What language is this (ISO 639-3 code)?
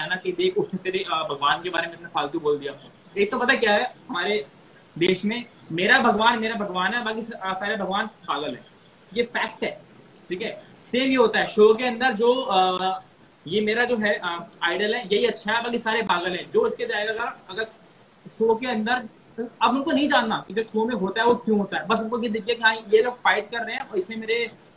hin